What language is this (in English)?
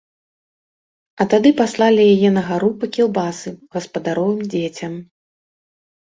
Belarusian